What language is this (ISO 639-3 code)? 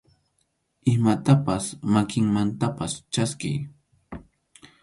qxu